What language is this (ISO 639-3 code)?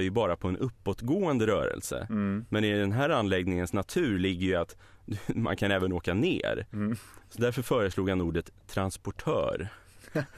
swe